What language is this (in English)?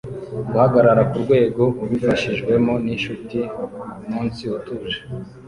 Kinyarwanda